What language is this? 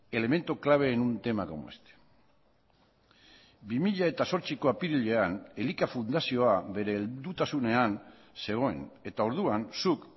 Basque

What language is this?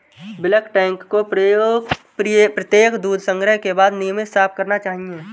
Hindi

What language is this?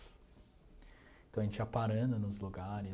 Portuguese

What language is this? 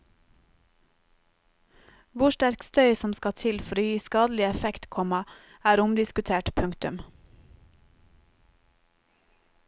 Norwegian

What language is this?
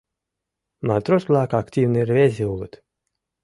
Mari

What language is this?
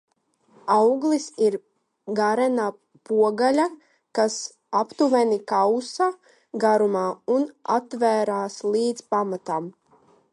Latvian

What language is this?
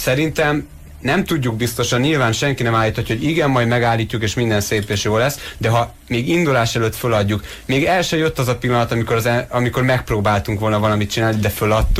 Hungarian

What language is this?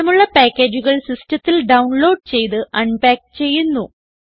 Malayalam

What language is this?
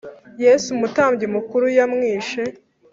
Kinyarwanda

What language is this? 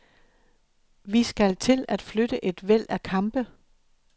Danish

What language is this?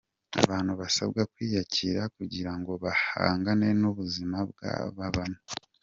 Kinyarwanda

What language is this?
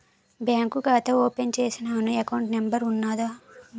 Telugu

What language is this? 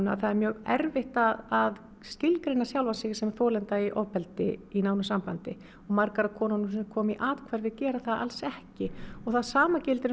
Icelandic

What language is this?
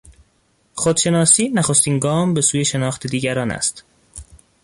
Persian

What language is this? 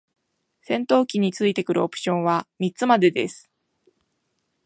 Japanese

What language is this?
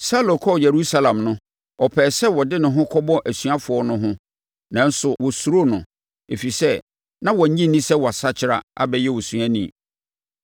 Akan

